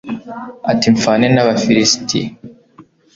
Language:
Kinyarwanda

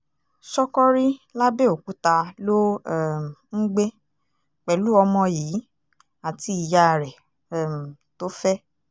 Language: Yoruba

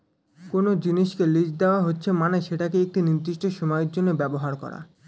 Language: Bangla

